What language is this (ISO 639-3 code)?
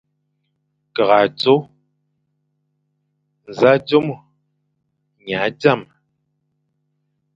fan